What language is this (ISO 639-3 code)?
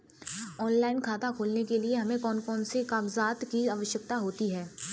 hin